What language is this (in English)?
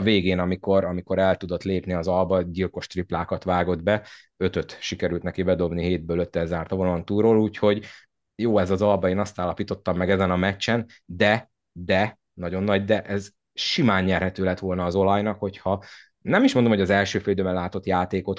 Hungarian